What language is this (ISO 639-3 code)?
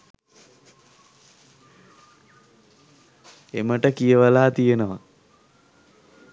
sin